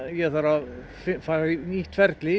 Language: Icelandic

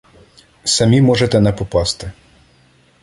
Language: Ukrainian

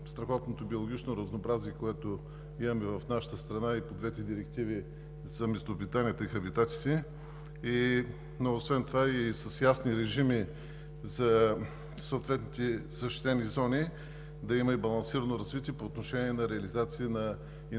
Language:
Bulgarian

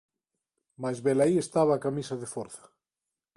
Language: Galician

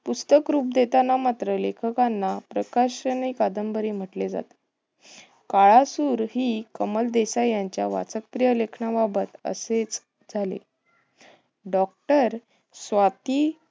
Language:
Marathi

